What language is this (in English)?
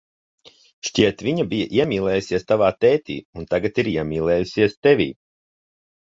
Latvian